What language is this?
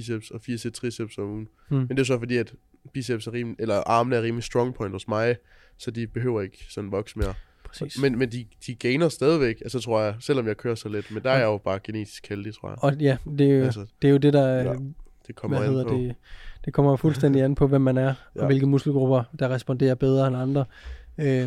Danish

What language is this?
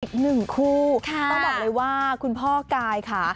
Thai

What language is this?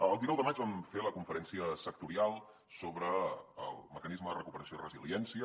Catalan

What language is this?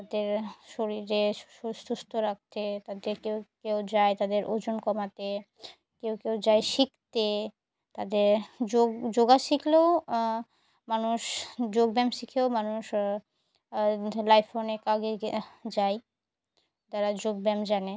Bangla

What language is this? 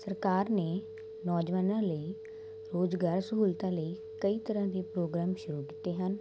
Punjabi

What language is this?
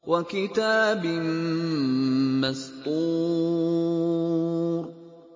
Arabic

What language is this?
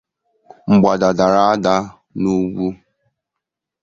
Igbo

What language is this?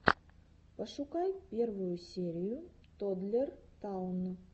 Russian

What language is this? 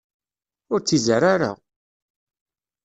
Kabyle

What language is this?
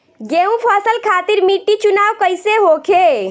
Bhojpuri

